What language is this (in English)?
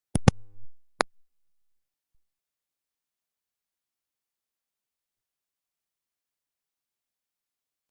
Russian